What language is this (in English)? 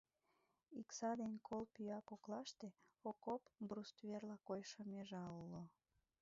Mari